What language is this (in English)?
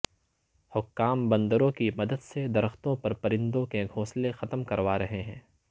Urdu